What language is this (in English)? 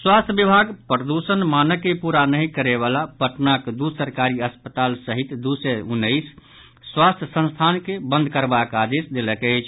Maithili